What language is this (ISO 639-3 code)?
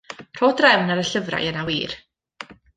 cym